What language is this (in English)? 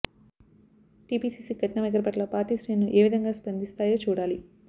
Telugu